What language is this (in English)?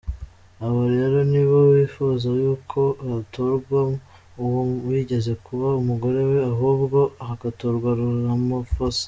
Kinyarwanda